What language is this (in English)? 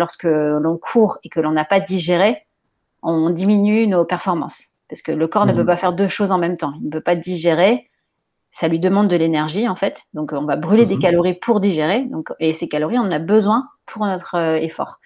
French